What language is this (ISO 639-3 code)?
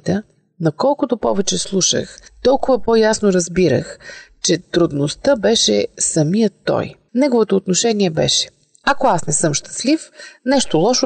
bul